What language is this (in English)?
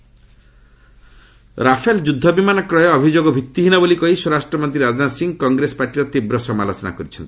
Odia